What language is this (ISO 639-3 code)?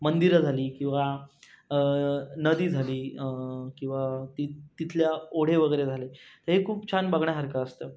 mar